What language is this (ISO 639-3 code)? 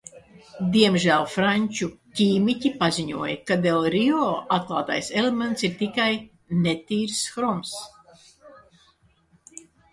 lav